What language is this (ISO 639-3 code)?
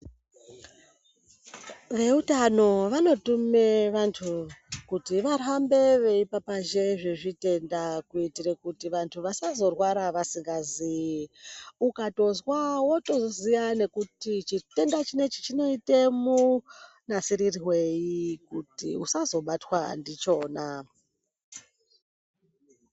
ndc